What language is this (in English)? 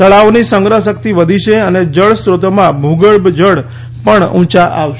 Gujarati